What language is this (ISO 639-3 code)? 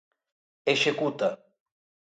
glg